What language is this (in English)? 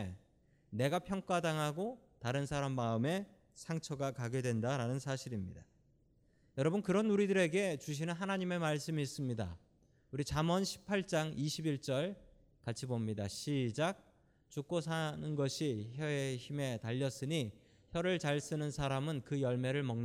Korean